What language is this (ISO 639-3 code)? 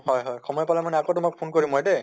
asm